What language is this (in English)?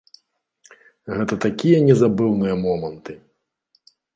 Belarusian